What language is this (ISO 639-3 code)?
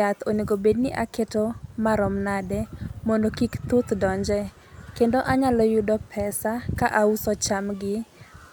luo